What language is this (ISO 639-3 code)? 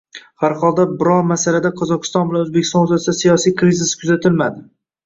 uzb